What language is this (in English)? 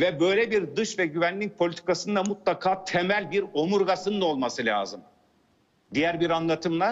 Turkish